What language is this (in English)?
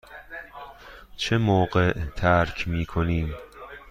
Persian